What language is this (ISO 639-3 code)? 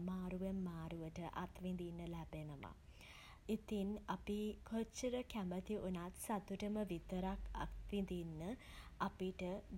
sin